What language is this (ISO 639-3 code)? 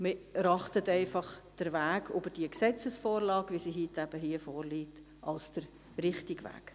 gsw